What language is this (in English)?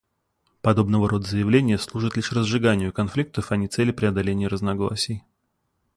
Russian